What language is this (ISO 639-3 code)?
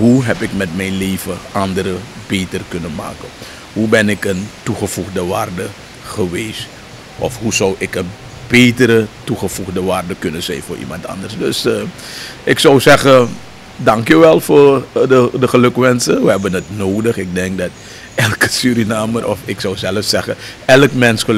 nld